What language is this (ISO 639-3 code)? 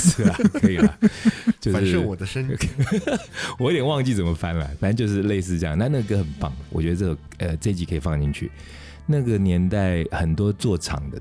zho